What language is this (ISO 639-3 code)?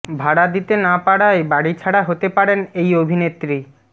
ben